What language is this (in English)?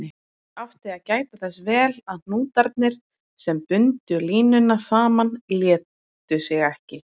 Icelandic